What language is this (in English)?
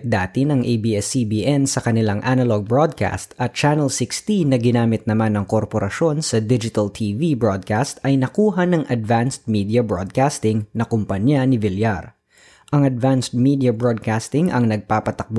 Filipino